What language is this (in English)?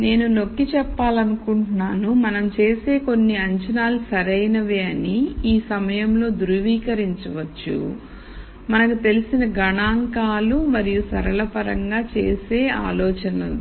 Telugu